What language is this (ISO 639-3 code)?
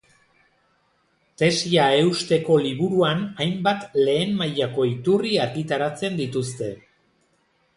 eus